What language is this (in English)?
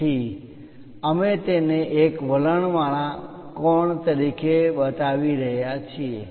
Gujarati